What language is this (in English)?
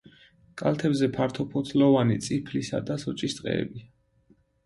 Georgian